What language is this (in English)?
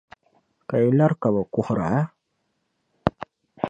Dagbani